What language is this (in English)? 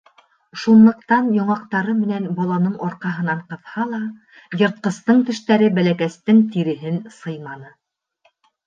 Bashkir